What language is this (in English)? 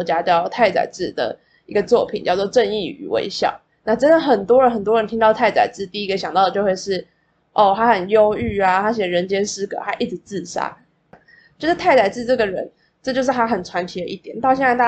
Chinese